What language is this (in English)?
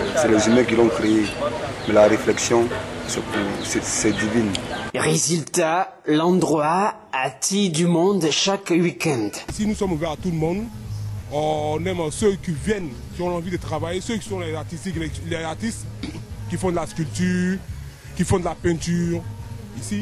French